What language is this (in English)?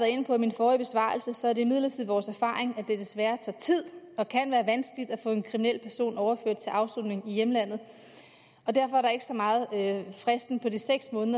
Danish